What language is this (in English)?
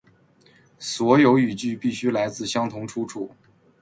Chinese